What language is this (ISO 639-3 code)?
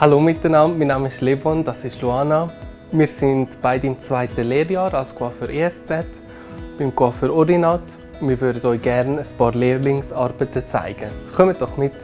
deu